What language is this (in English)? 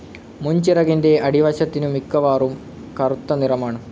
Malayalam